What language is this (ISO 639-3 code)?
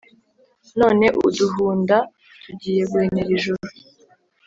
kin